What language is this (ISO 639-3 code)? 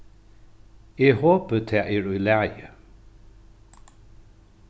fao